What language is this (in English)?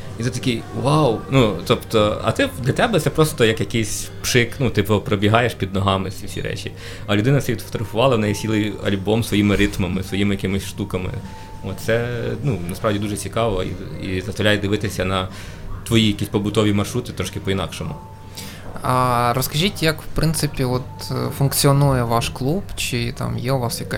Ukrainian